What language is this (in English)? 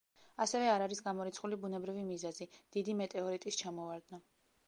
Georgian